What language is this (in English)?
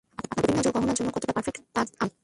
Bangla